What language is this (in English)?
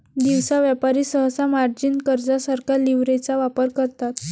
Marathi